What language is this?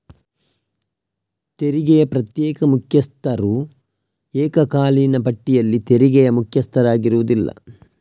Kannada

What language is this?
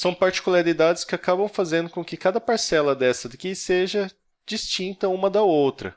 Portuguese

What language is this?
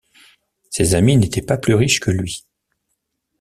French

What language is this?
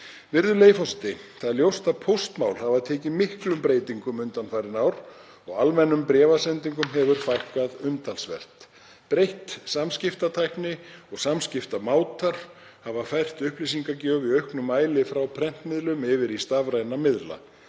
Icelandic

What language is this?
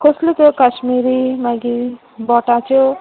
Konkani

